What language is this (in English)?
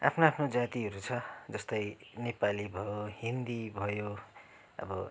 Nepali